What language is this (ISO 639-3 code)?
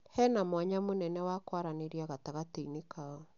kik